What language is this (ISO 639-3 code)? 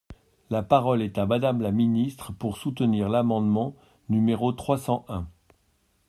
fra